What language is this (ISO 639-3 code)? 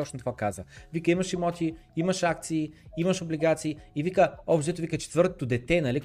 bul